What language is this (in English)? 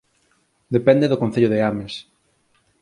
Galician